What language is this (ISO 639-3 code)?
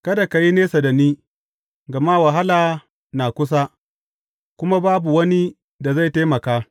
hau